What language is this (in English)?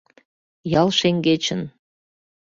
Mari